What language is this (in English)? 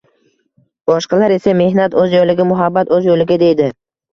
Uzbek